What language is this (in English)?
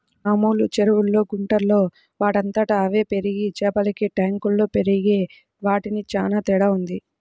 Telugu